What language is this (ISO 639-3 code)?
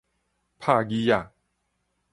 nan